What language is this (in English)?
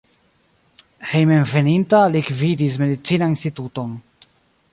Esperanto